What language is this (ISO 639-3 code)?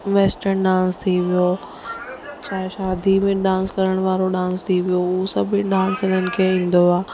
snd